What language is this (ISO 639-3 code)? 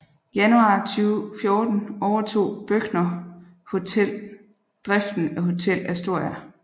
dan